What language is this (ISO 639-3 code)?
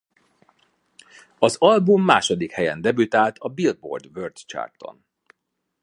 hun